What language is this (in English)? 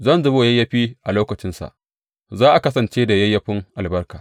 Hausa